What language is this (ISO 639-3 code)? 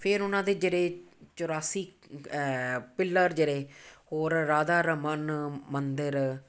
pan